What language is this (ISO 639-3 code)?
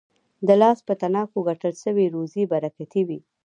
pus